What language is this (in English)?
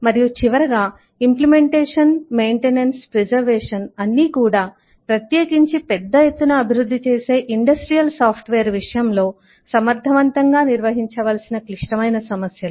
Telugu